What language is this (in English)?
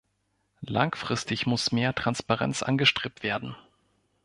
German